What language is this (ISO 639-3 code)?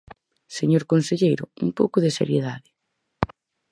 glg